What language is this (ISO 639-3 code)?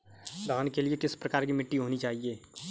hin